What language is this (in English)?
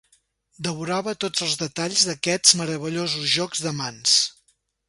Catalan